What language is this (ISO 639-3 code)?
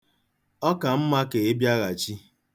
ibo